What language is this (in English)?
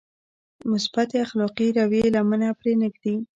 Pashto